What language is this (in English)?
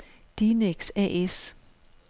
Danish